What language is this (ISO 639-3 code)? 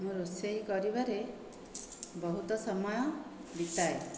ori